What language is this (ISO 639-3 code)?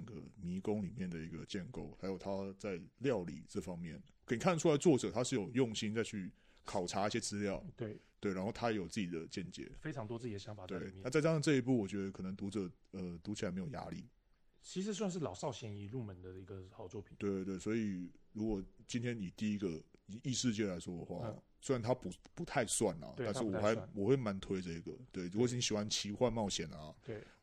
zho